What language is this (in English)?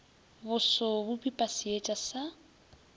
Northern Sotho